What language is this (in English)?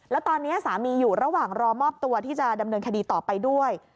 Thai